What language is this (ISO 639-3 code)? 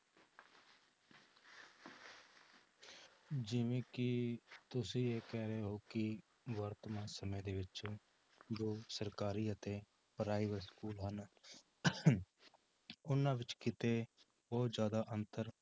pan